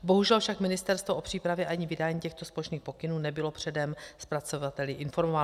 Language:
Czech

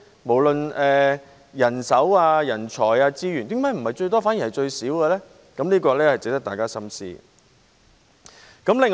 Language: Cantonese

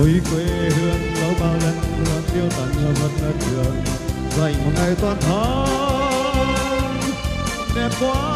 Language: Romanian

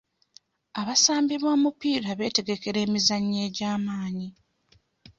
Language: Ganda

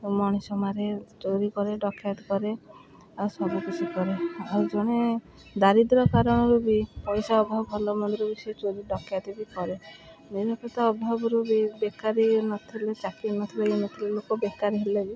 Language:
Odia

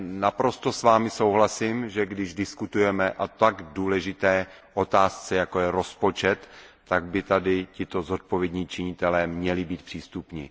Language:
Czech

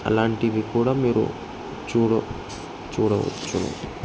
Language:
Telugu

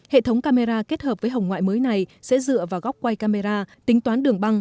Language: Vietnamese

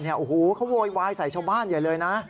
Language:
Thai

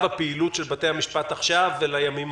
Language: Hebrew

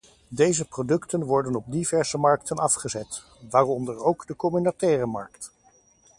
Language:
Dutch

